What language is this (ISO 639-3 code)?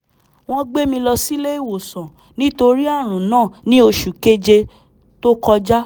yor